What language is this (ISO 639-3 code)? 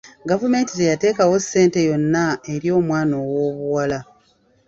lug